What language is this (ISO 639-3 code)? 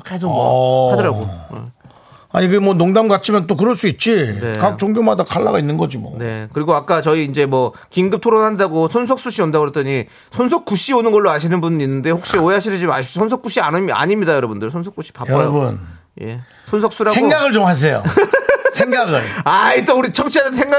kor